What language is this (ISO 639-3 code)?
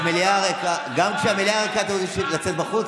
heb